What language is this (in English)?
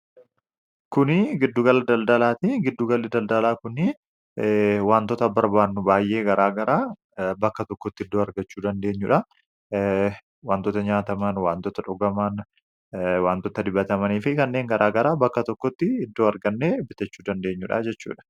Oromo